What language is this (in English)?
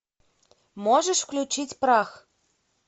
Russian